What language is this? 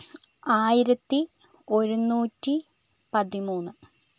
Malayalam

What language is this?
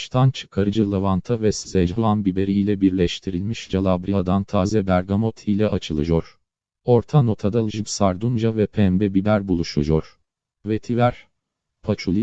Turkish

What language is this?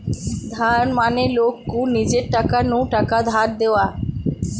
Bangla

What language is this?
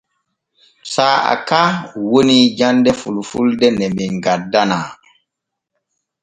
Borgu Fulfulde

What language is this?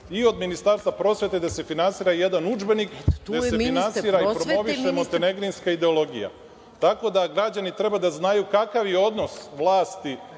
Serbian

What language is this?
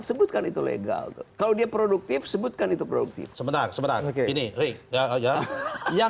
Indonesian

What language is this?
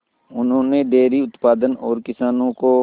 Hindi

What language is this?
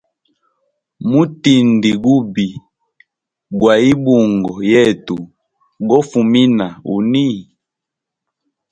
Hemba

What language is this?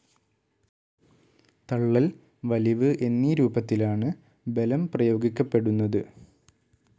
Malayalam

